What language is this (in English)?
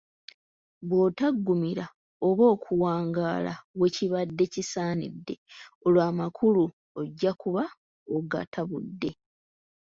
Ganda